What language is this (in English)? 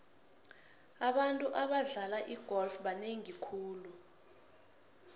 South Ndebele